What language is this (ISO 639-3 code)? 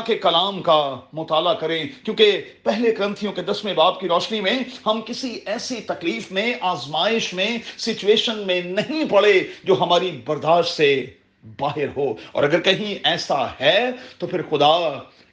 urd